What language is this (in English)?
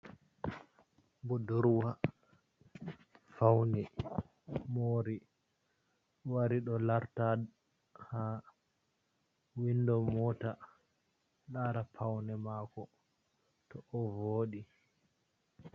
Fula